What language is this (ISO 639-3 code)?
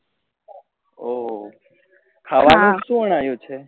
guj